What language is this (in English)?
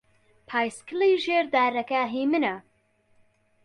Central Kurdish